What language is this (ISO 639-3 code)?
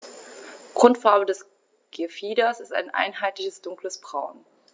deu